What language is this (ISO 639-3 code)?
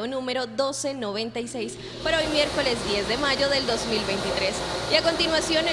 spa